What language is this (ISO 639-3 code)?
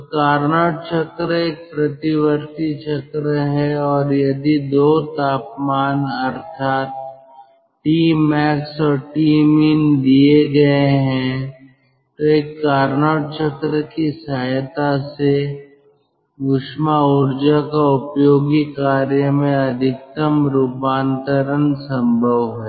hin